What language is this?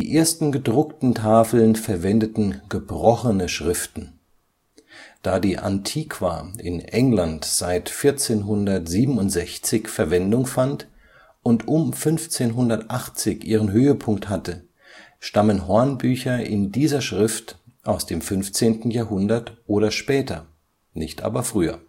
German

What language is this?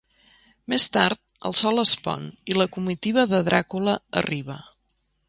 Catalan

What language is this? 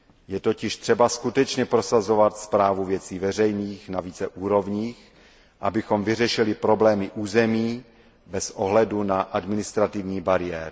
Czech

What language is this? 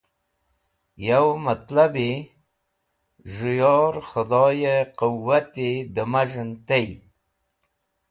Wakhi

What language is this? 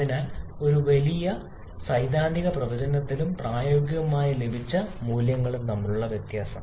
Malayalam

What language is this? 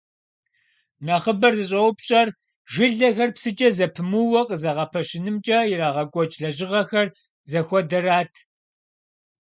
Kabardian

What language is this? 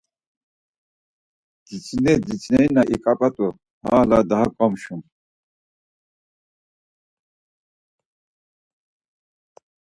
Laz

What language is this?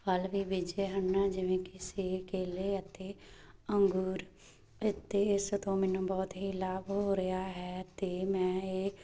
Punjabi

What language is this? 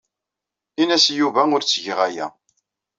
Kabyle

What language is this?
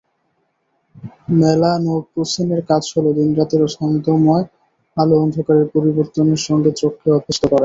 Bangla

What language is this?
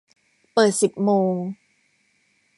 Thai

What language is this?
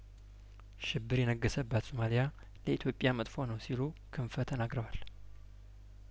Amharic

